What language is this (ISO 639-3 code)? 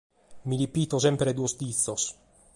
srd